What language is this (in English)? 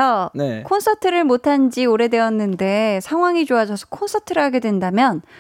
Korean